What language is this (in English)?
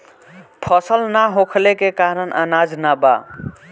Bhojpuri